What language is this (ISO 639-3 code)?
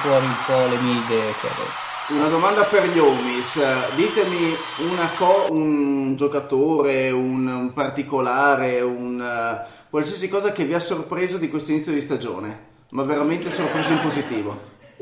ita